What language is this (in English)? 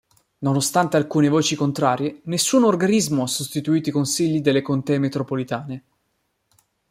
Italian